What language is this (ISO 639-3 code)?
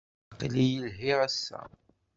kab